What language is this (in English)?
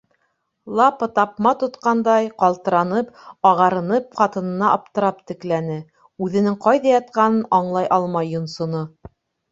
Bashkir